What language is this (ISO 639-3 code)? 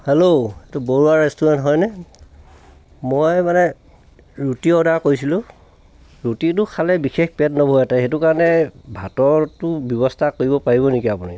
asm